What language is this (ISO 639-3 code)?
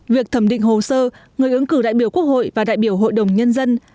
vie